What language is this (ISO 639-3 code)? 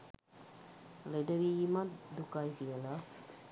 sin